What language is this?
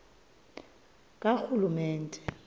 Xhosa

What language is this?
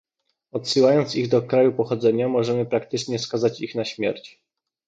Polish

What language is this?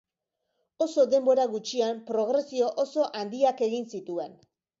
Basque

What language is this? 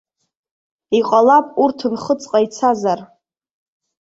Abkhazian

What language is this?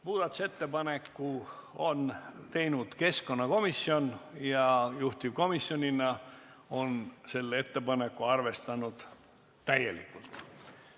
Estonian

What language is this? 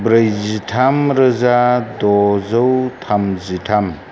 Bodo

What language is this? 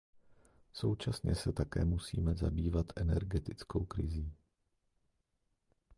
Czech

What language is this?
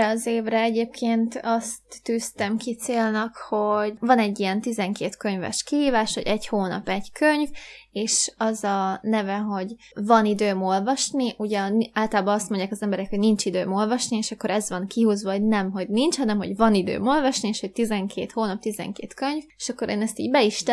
Hungarian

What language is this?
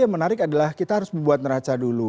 Indonesian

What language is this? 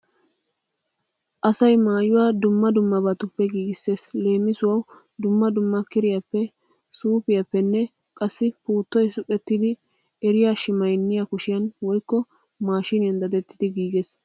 Wolaytta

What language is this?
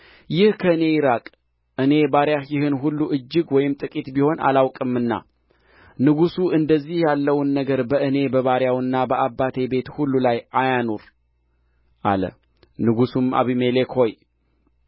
Amharic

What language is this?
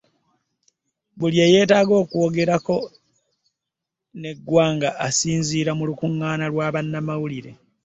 Ganda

